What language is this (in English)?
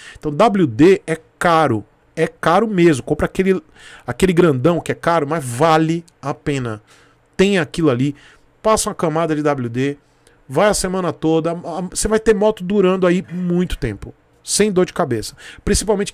Portuguese